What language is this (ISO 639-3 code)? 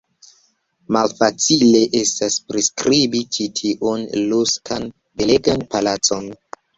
epo